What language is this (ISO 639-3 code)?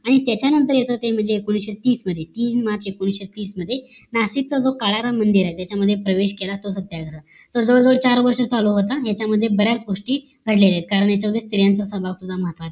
mar